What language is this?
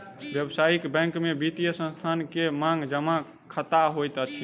Maithili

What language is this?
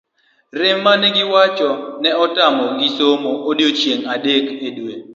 Luo (Kenya and Tanzania)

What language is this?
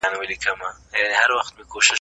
Pashto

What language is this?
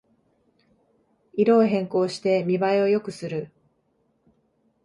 Japanese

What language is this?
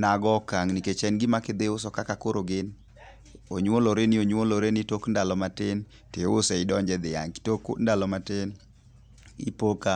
Luo (Kenya and Tanzania)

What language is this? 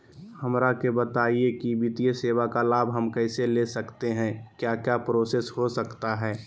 Magahi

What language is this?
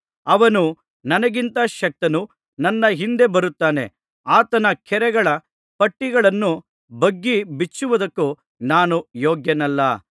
Kannada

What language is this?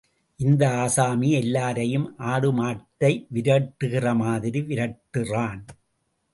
Tamil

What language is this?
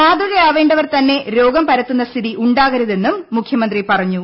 Malayalam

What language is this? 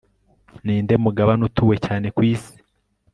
Kinyarwanda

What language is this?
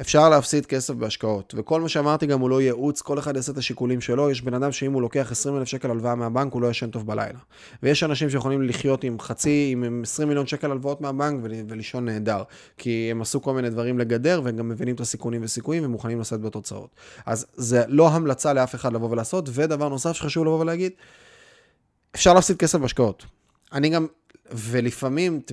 Hebrew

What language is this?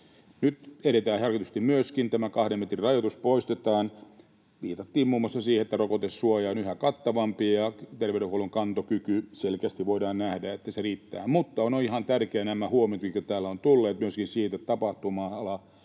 Finnish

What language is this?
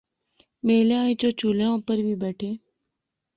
Pahari-Potwari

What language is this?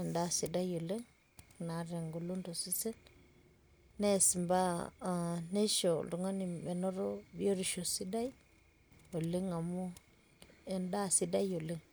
Masai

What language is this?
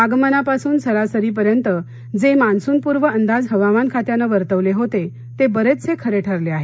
Marathi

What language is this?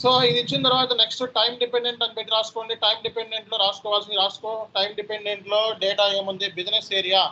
Telugu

